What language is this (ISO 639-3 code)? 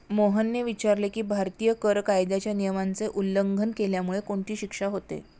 mar